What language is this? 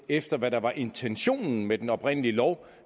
Danish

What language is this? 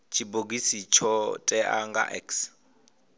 Venda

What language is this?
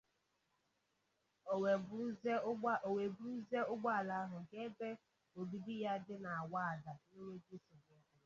Igbo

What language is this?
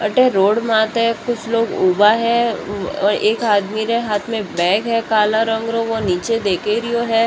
Marwari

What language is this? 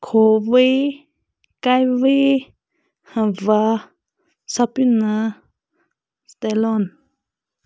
Manipuri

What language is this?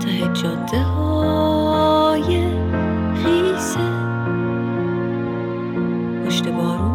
Persian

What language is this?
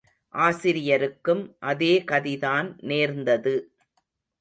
Tamil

